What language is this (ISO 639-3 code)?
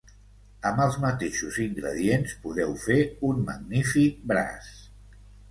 cat